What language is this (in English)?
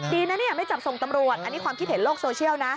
Thai